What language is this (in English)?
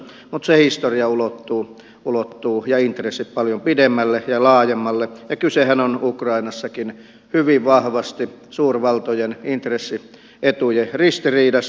Finnish